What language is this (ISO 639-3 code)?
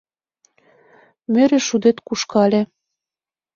chm